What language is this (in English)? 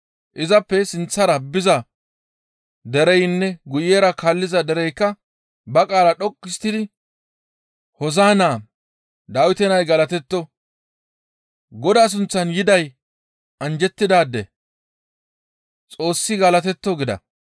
Gamo